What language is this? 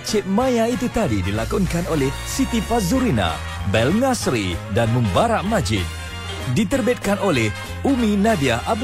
Malay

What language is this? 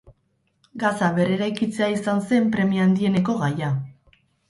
Basque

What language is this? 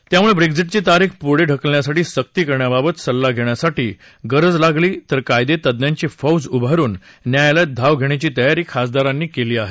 Marathi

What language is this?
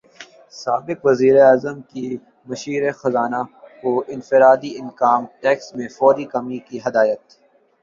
Urdu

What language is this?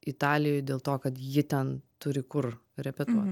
Lithuanian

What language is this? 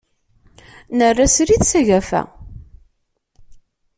Kabyle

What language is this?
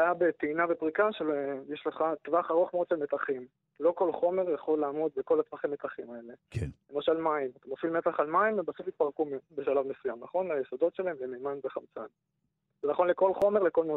Hebrew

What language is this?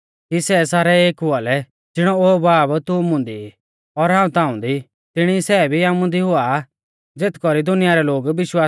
Mahasu Pahari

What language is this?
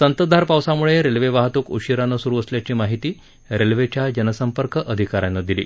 Marathi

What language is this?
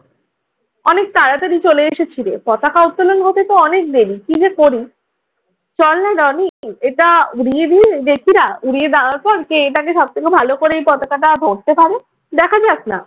Bangla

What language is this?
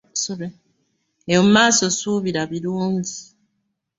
Ganda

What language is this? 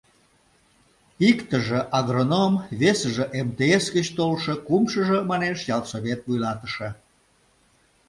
Mari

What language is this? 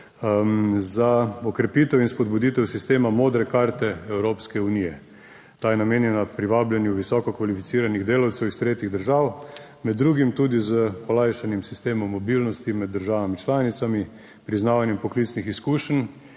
Slovenian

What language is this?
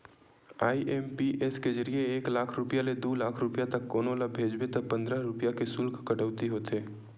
Chhattisgarhi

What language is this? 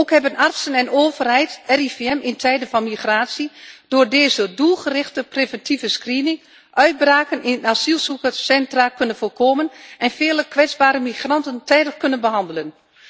Dutch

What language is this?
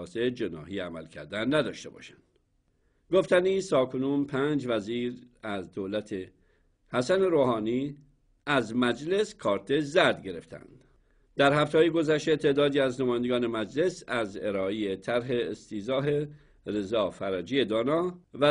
Persian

